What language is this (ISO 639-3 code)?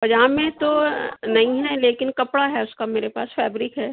urd